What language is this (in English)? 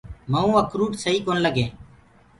Gurgula